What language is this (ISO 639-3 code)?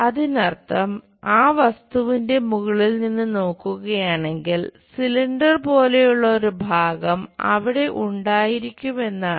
mal